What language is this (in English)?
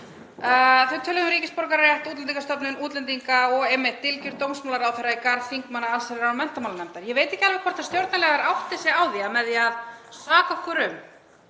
Icelandic